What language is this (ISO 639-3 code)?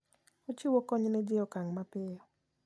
luo